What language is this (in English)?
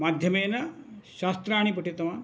Sanskrit